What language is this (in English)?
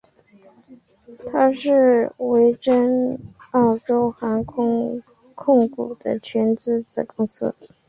Chinese